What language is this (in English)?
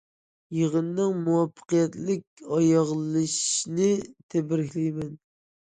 Uyghur